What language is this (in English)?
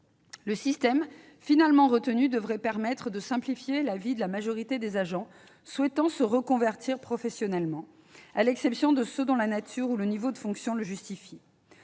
French